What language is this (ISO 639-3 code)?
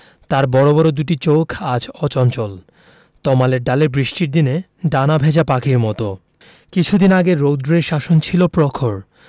ben